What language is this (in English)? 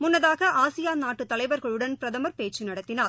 Tamil